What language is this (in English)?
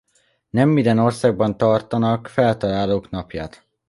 Hungarian